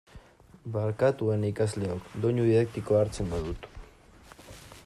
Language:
Basque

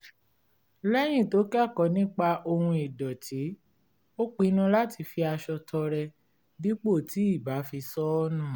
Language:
Yoruba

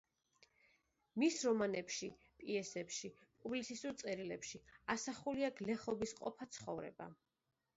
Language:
Georgian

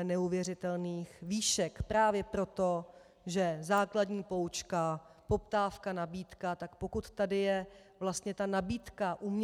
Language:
Czech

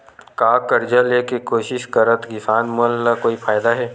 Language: Chhattisgarhi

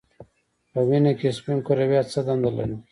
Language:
Pashto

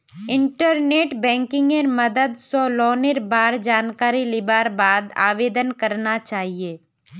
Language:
Magahi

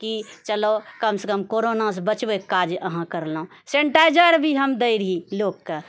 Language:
Maithili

